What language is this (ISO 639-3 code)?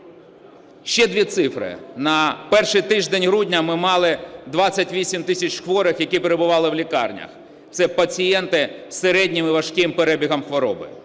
ukr